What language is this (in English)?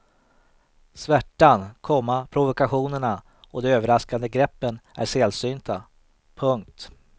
Swedish